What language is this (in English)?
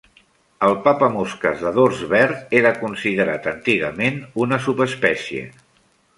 Catalan